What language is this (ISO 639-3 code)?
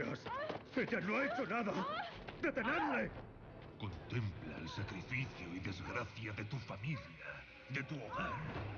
spa